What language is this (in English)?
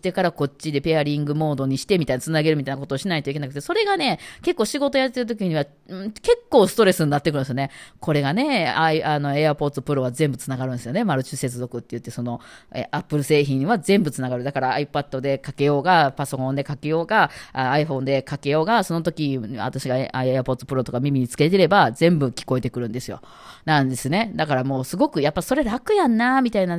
Japanese